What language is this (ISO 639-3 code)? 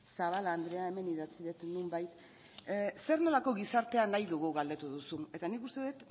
eus